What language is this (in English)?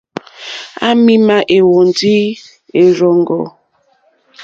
Mokpwe